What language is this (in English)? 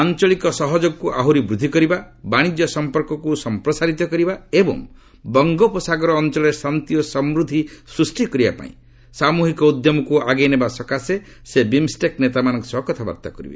Odia